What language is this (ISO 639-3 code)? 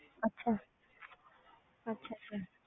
pan